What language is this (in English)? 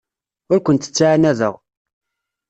Kabyle